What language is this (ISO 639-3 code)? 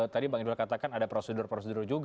ind